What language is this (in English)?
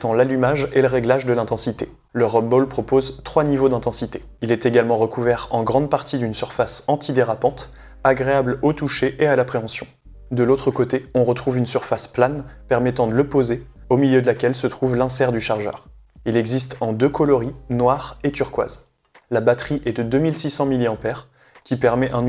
French